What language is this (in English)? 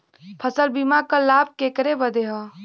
Bhojpuri